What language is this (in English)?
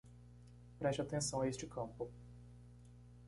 Portuguese